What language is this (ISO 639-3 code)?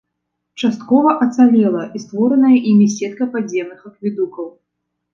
bel